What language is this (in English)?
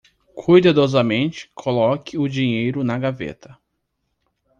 Portuguese